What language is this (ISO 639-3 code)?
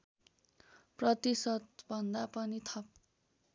nep